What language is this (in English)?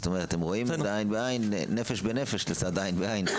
Hebrew